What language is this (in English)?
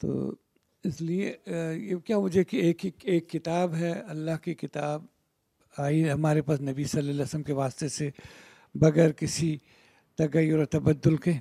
Urdu